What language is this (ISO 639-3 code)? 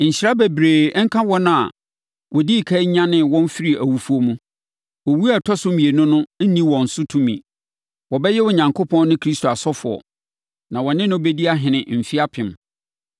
aka